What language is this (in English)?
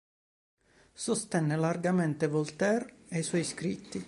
Italian